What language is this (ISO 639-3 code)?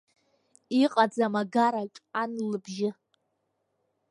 abk